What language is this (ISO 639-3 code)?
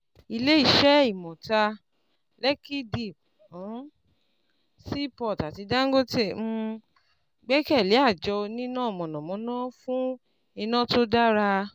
yor